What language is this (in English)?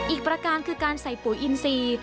Thai